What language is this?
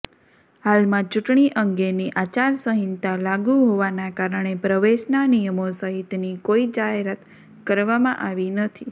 Gujarati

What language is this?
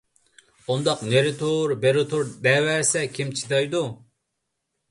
Uyghur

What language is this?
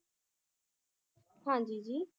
Punjabi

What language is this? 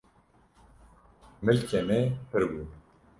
Kurdish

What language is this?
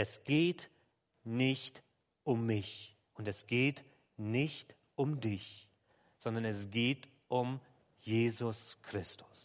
German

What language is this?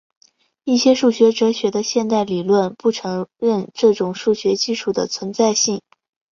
Chinese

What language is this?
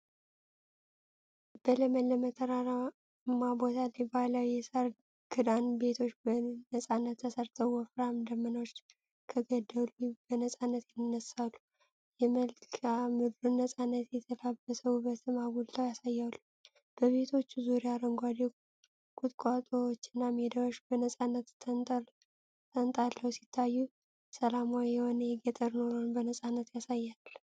Amharic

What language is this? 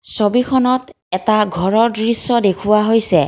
Assamese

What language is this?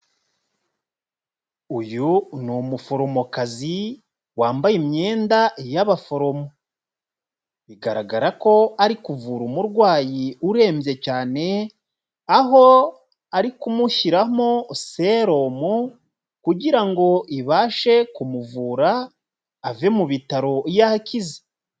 Kinyarwanda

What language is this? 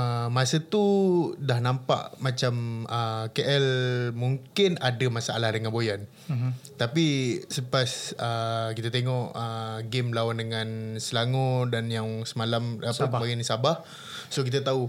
Malay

